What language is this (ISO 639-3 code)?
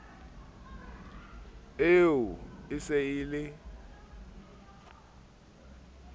sot